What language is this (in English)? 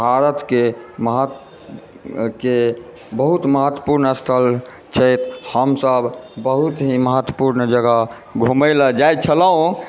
Maithili